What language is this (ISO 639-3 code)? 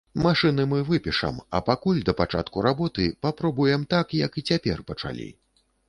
bel